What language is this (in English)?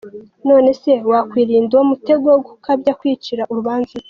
Kinyarwanda